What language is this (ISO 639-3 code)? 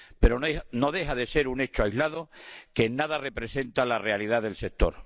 spa